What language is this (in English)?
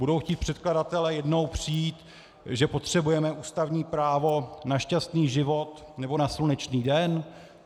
Czech